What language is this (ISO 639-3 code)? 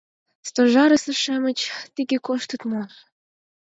chm